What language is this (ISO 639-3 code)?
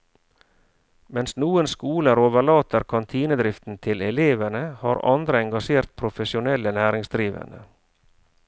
nor